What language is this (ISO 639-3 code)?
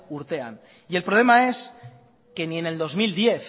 spa